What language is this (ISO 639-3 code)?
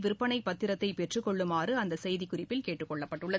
tam